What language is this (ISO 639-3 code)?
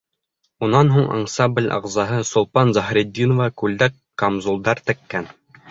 bak